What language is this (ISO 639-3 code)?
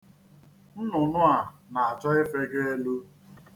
ibo